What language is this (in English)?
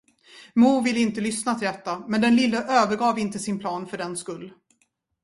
Swedish